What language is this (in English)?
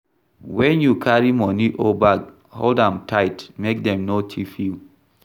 Nigerian Pidgin